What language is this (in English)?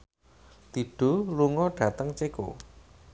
Javanese